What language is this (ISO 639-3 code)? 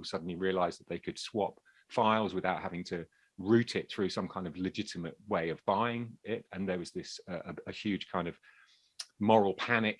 eng